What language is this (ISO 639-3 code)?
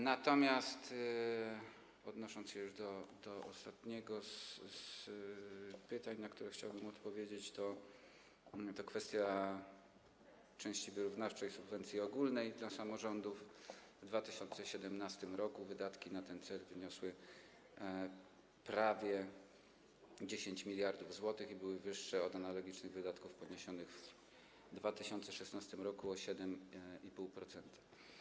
pol